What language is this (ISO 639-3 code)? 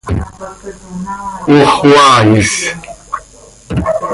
sei